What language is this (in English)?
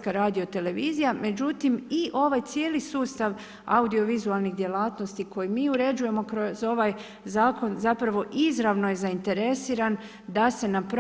Croatian